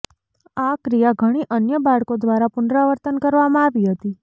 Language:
Gujarati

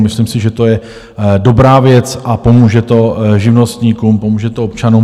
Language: Czech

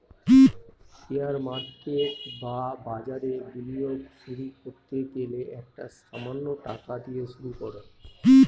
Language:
Bangla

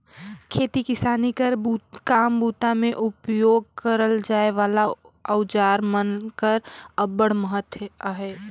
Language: Chhattisgarhi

